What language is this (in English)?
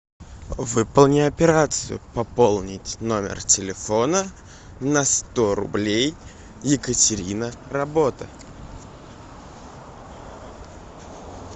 Russian